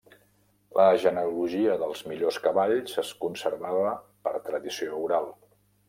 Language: Catalan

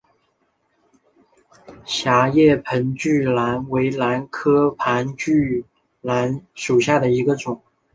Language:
Chinese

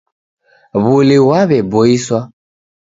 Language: Taita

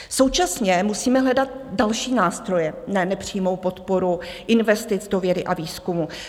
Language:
Czech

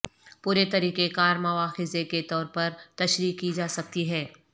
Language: Urdu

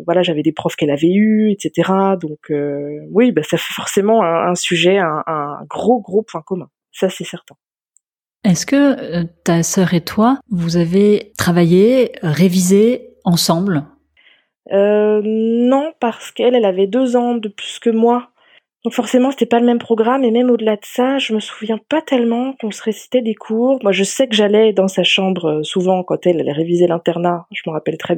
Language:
French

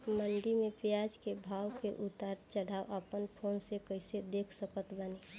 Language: Bhojpuri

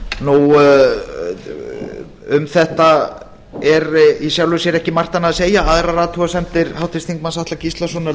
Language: Icelandic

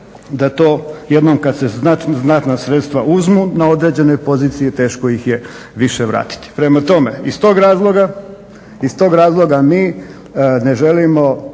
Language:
Croatian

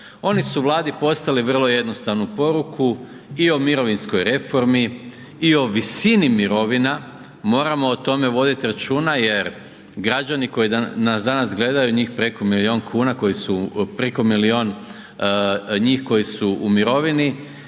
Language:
Croatian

